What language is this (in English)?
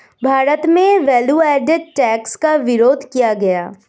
Hindi